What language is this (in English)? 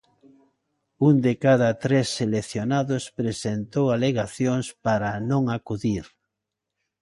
Galician